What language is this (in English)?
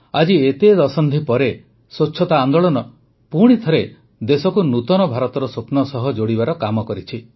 Odia